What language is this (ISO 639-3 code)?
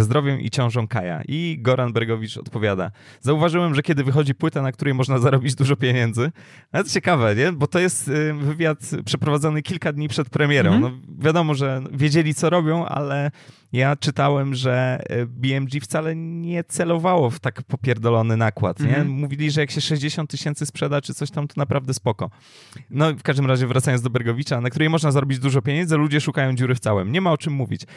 pol